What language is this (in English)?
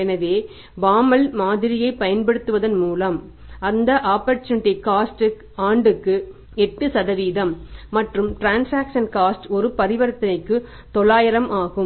Tamil